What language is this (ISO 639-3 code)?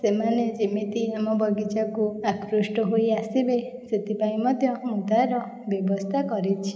ori